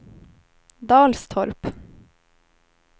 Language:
Swedish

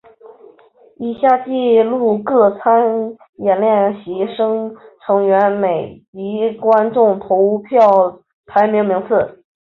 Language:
Chinese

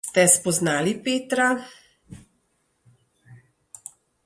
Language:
Slovenian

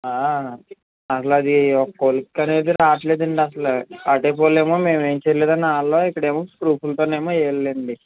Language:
Telugu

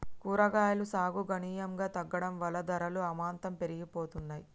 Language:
Telugu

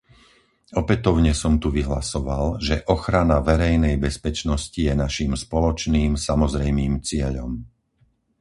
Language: Slovak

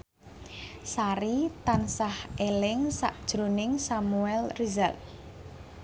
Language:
Javanese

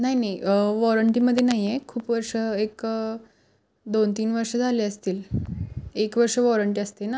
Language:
Marathi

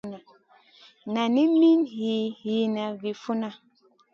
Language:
Masana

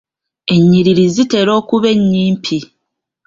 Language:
Ganda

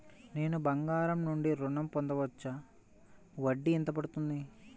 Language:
Telugu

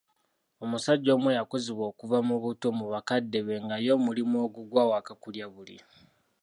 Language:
Ganda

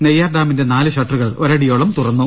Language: Malayalam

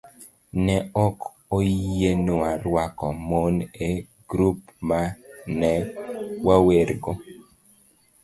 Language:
Luo (Kenya and Tanzania)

